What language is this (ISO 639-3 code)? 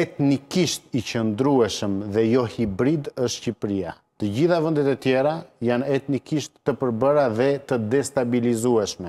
ron